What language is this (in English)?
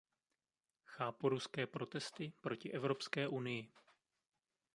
Czech